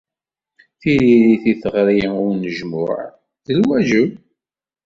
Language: Kabyle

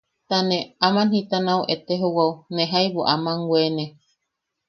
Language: Yaqui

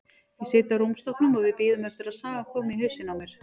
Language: Icelandic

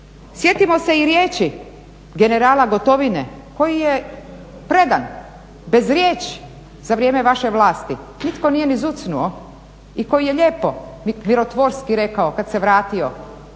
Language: Croatian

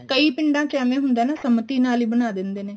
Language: Punjabi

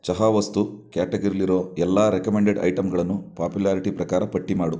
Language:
Kannada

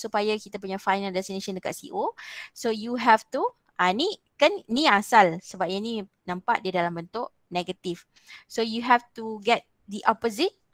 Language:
Malay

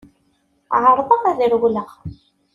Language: Kabyle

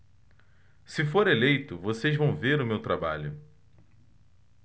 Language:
Portuguese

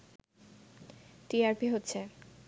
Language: Bangla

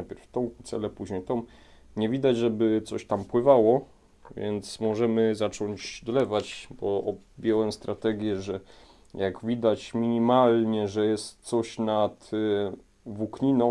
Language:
Polish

